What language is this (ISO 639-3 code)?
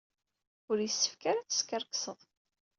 kab